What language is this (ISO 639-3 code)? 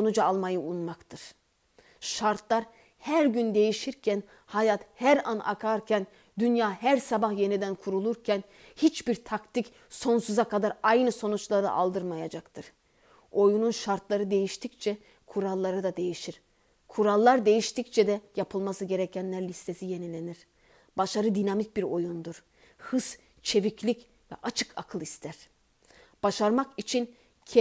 tur